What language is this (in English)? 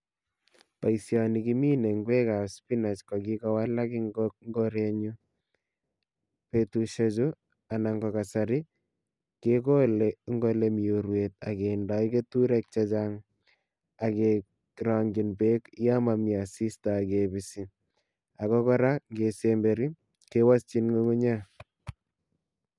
Kalenjin